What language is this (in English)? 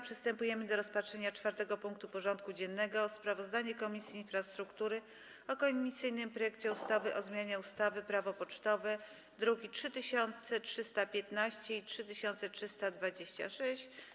Polish